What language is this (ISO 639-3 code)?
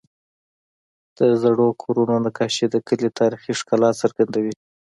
pus